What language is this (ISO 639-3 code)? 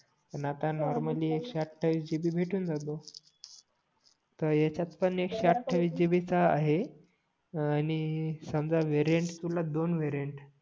mar